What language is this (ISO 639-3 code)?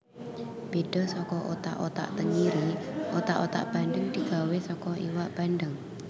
jav